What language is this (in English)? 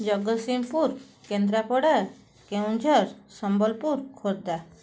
Odia